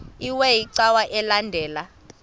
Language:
Xhosa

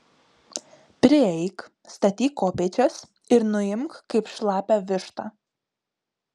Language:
Lithuanian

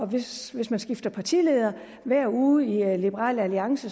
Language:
Danish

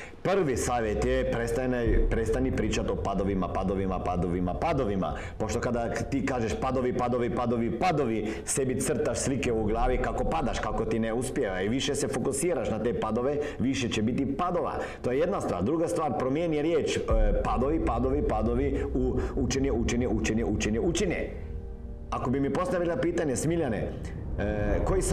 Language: Croatian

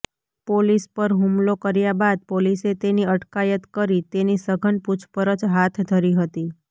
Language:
Gujarati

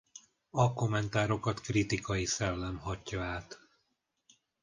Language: Hungarian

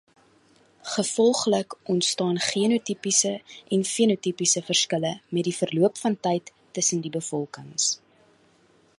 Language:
Afrikaans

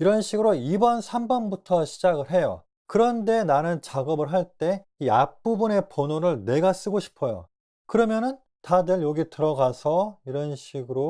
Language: Korean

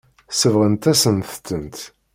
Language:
Kabyle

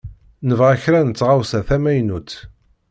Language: Kabyle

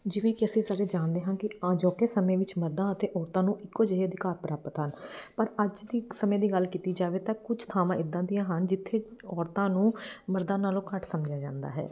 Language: Punjabi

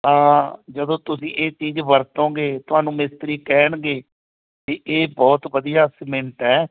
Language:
Punjabi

